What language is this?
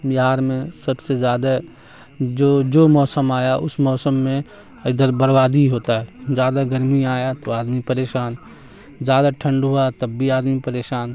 Urdu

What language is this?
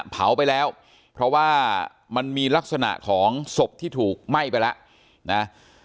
Thai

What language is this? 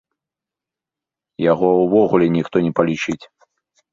Belarusian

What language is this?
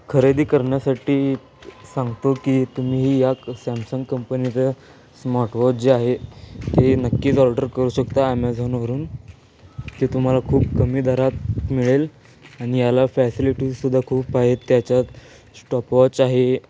Marathi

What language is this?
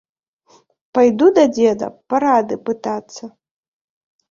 Belarusian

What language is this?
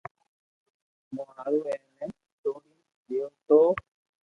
Loarki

